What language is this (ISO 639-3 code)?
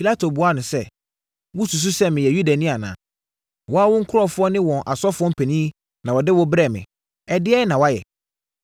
aka